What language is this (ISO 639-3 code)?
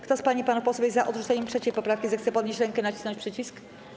pol